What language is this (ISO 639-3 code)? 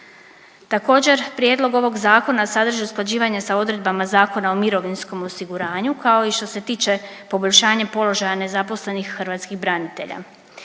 hrv